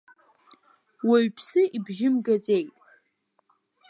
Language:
Abkhazian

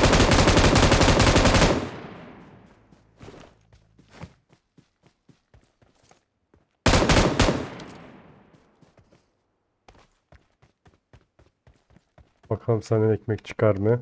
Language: Turkish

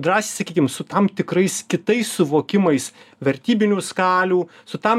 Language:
Lithuanian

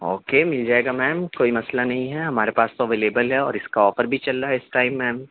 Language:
Urdu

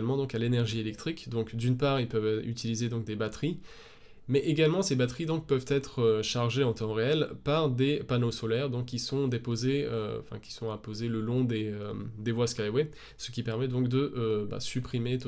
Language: French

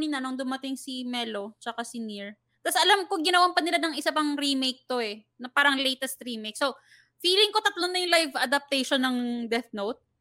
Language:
Filipino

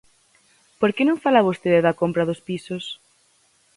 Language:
Galician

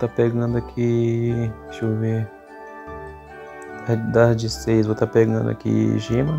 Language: Portuguese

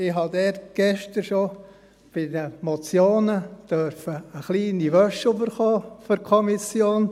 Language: Swiss German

